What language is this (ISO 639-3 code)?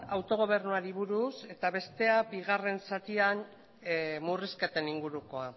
eus